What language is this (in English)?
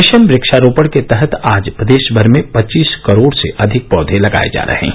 Hindi